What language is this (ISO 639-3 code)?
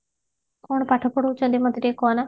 ori